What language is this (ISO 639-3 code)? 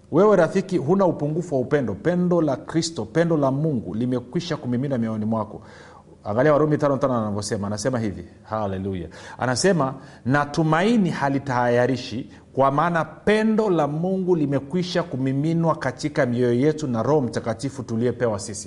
swa